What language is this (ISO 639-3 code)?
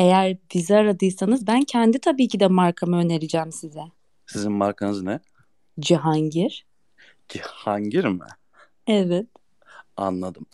tur